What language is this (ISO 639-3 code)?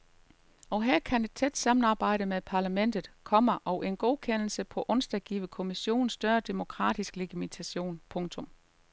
dan